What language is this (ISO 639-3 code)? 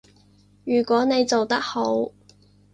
yue